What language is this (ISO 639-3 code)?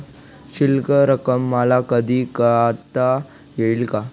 mar